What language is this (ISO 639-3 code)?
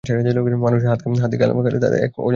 ben